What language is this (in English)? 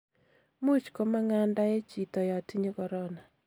Kalenjin